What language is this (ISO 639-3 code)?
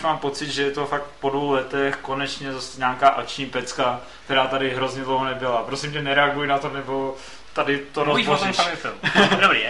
ces